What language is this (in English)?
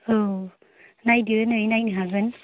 Bodo